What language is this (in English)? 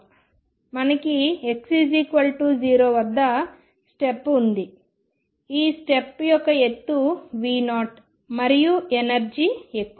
Telugu